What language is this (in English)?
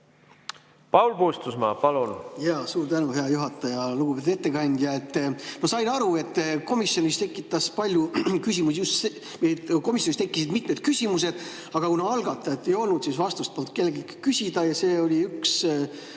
Estonian